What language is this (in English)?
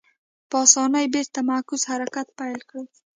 Pashto